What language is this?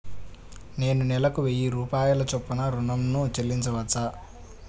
Telugu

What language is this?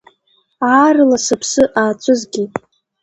Abkhazian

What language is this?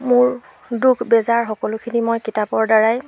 Assamese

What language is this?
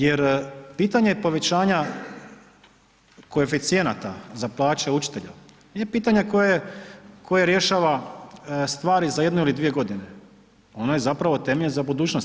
Croatian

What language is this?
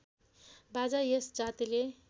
Nepali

